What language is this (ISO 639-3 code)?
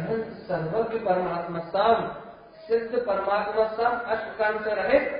hin